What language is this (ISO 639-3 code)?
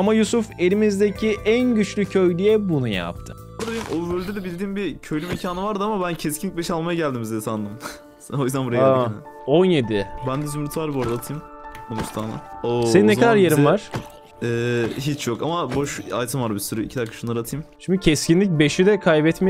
tur